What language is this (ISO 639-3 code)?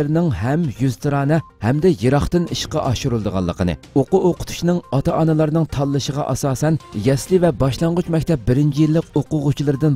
tur